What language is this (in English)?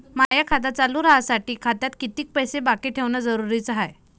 Marathi